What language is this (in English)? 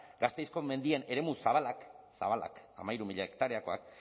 Basque